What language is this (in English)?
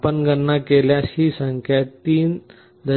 Marathi